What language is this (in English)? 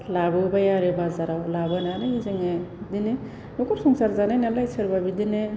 Bodo